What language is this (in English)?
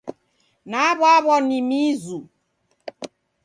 Taita